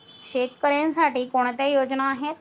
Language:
Marathi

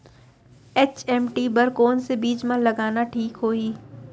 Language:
Chhattisgarhi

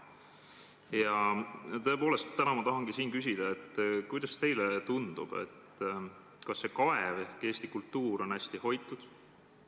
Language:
Estonian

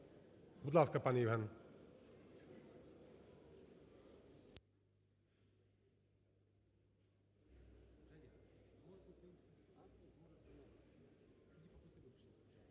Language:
Ukrainian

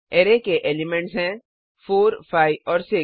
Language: Hindi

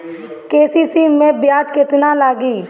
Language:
Bhojpuri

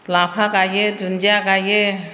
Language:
Bodo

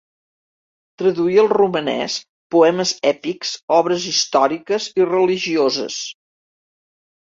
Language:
Catalan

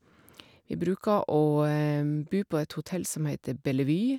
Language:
Norwegian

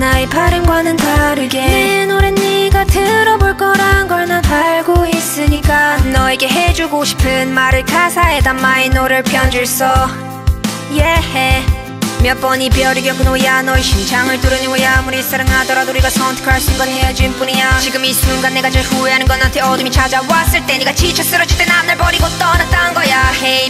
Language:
Korean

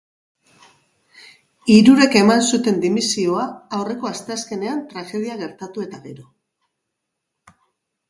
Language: Basque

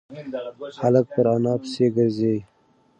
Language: Pashto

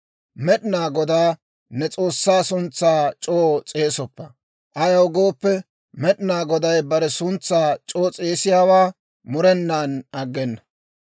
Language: Dawro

